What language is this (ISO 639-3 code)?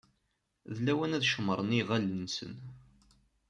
kab